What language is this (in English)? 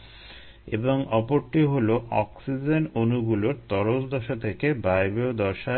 Bangla